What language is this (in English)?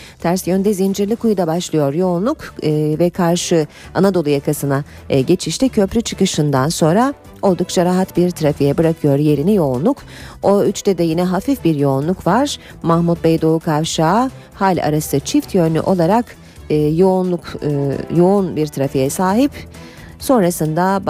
Turkish